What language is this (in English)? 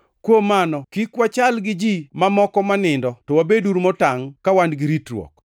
Luo (Kenya and Tanzania)